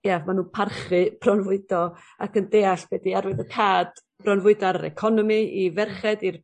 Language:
Welsh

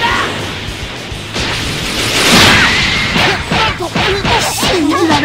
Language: Japanese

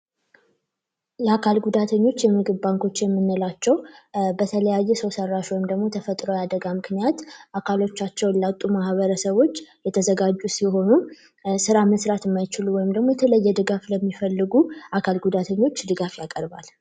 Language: Amharic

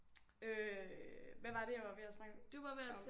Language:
Danish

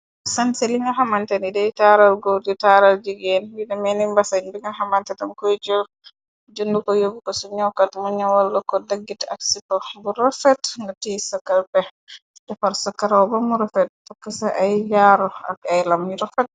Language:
Wolof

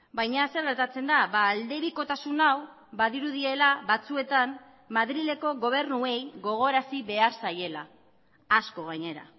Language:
Basque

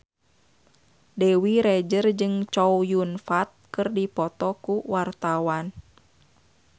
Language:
Sundanese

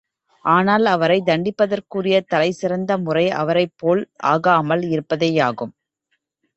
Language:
Tamil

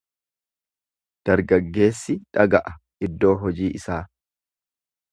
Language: Oromo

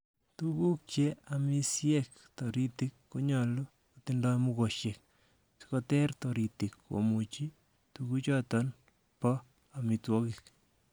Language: Kalenjin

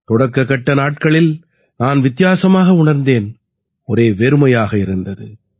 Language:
Tamil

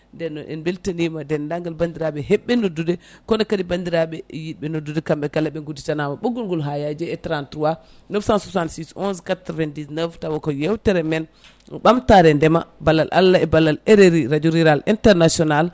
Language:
Fula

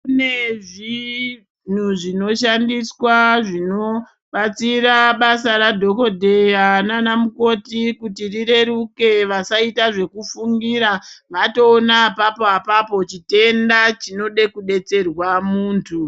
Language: Ndau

